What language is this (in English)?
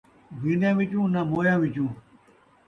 Saraiki